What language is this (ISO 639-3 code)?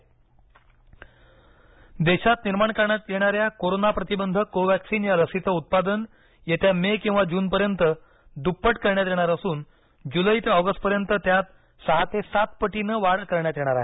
mar